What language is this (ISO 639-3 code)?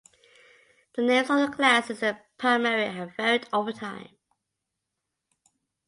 eng